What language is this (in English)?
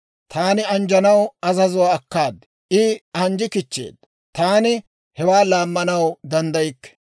Dawro